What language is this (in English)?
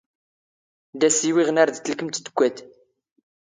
Standard Moroccan Tamazight